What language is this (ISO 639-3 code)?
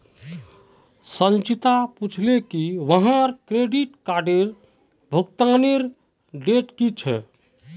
mag